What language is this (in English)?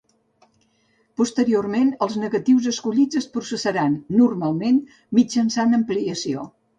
Catalan